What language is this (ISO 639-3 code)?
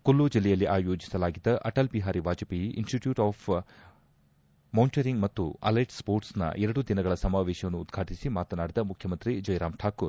kan